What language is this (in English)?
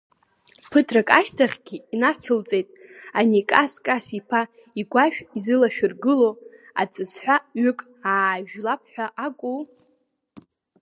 Abkhazian